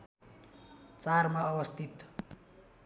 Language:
Nepali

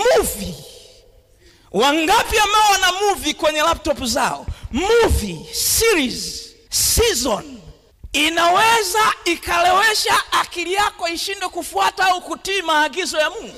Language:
Swahili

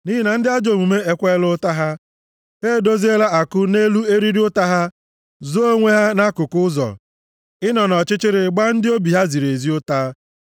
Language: Igbo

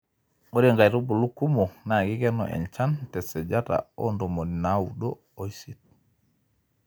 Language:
Masai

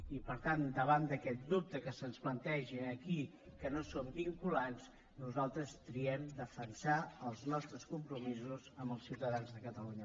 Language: Catalan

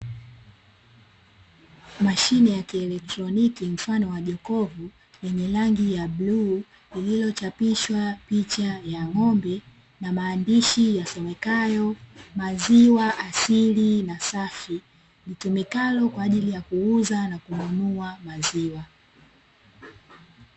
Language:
Swahili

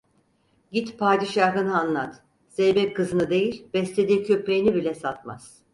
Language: Turkish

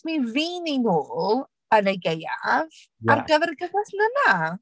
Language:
Welsh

